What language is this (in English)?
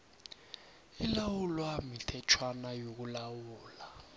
South Ndebele